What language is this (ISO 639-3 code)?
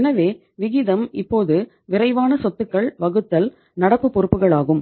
tam